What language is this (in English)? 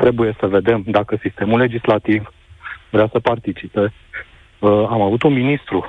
Romanian